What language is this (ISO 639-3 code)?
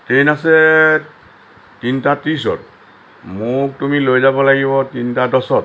asm